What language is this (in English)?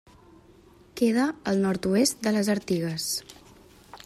Catalan